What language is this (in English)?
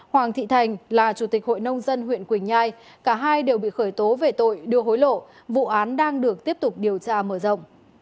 Vietnamese